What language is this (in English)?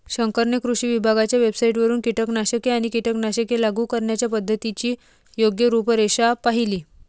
Marathi